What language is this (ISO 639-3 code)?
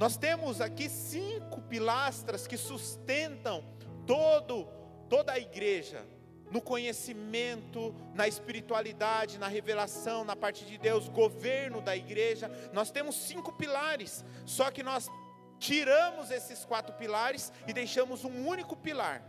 por